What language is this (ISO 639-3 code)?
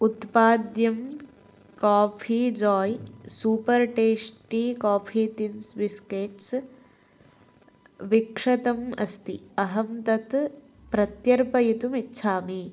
san